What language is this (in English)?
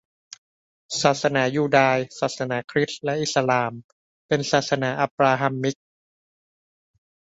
Thai